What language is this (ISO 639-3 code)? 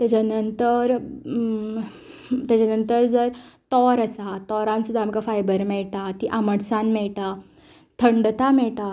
kok